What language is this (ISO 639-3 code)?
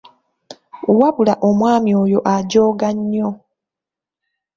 lug